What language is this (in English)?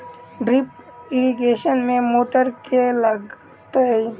Maithili